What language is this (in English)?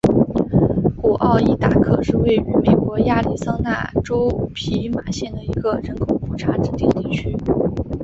Chinese